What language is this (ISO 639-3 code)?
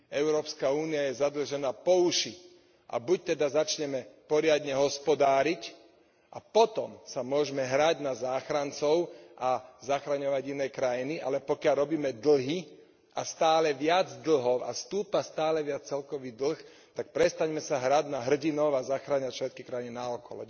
slk